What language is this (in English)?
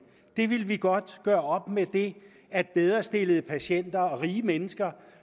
Danish